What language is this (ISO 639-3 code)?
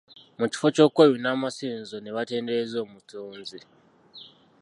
lug